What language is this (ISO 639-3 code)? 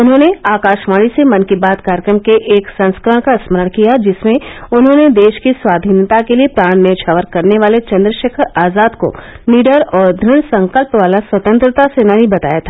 hin